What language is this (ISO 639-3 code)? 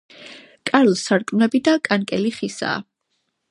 kat